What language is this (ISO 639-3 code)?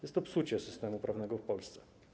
pol